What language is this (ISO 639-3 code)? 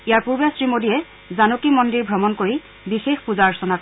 asm